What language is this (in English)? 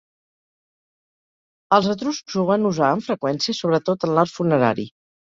Catalan